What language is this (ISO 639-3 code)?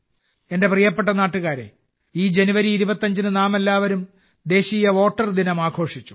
mal